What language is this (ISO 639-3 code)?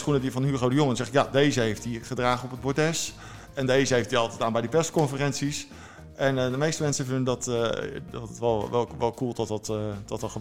nld